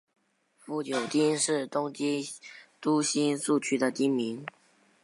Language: Chinese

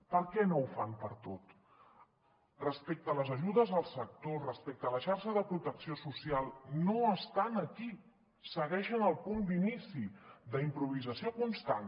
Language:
Catalan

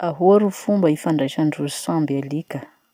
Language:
Masikoro Malagasy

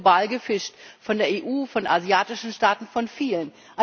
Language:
German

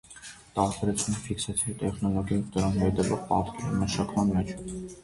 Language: Armenian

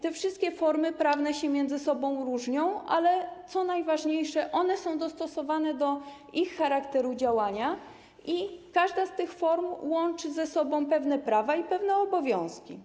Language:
Polish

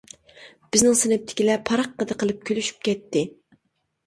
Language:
Uyghur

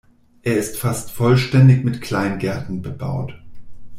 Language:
German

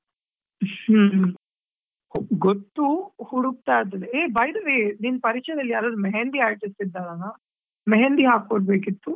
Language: Kannada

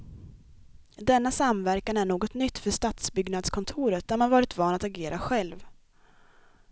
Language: Swedish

